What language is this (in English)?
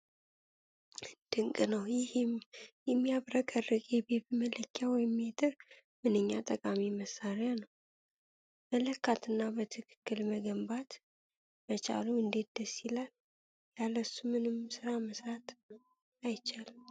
Amharic